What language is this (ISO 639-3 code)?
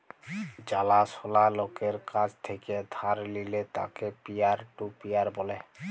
ben